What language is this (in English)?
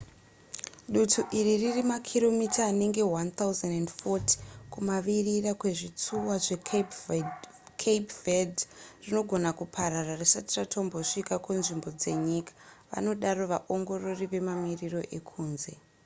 Shona